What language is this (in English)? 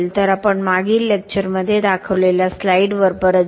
Marathi